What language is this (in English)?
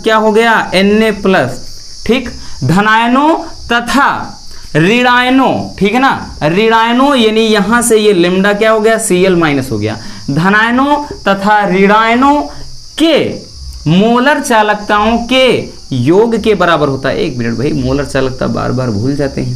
Hindi